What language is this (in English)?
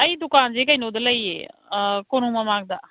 Manipuri